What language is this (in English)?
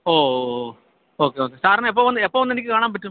Malayalam